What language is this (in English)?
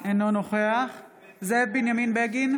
Hebrew